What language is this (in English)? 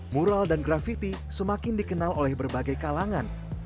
Indonesian